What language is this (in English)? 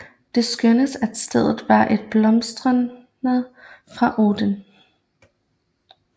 Danish